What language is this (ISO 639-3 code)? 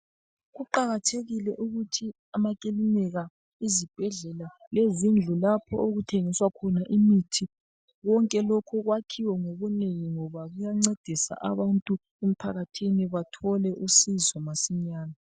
nde